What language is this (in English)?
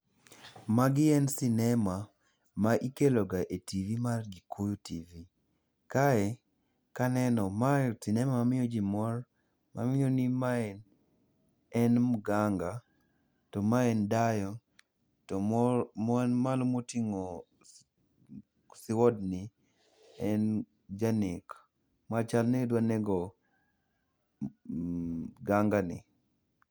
Luo (Kenya and Tanzania)